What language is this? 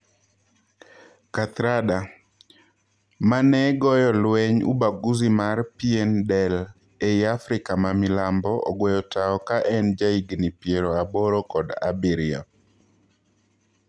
Luo (Kenya and Tanzania)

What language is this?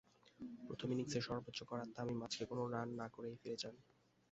Bangla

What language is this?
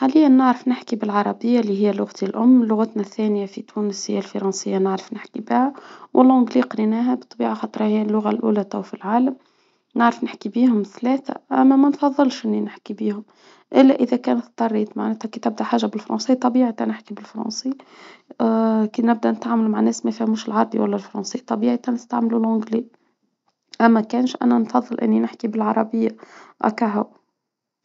Tunisian Arabic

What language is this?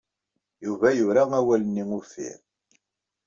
Kabyle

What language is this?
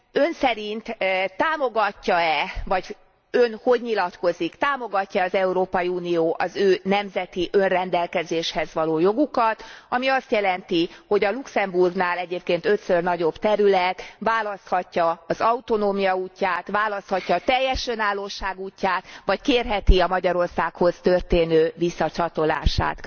Hungarian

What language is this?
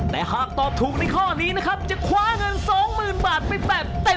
Thai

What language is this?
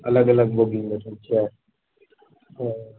Maithili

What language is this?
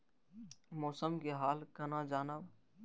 Maithili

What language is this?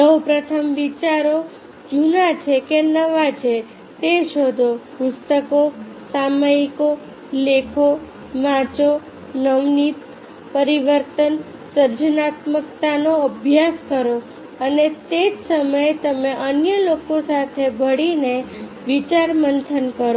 Gujarati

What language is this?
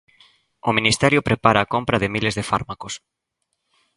Galician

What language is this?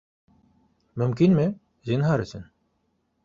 Bashkir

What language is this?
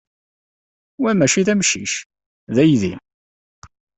Kabyle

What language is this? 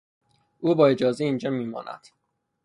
Persian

